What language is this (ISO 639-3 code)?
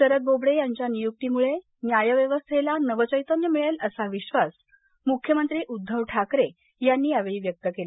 mar